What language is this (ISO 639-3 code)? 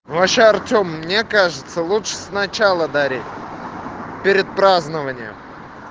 rus